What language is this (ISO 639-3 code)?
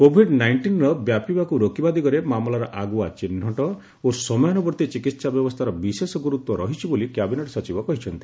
ori